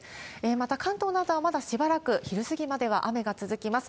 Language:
Japanese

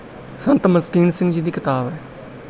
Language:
Punjabi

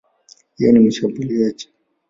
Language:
Swahili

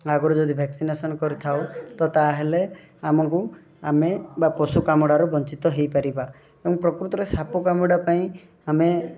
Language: Odia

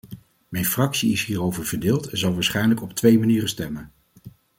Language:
Dutch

